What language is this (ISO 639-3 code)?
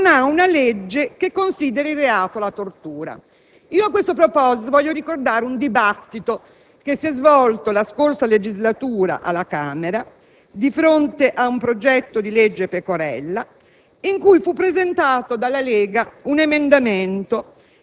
ita